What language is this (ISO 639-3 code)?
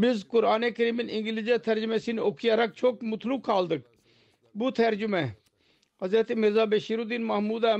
tur